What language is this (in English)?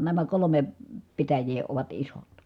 Finnish